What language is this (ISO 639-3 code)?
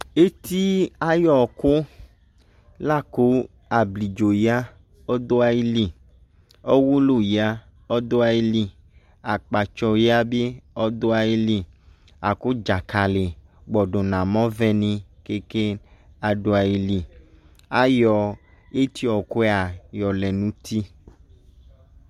kpo